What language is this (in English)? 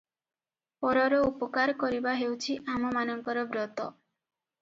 Odia